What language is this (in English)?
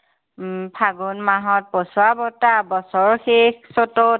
Assamese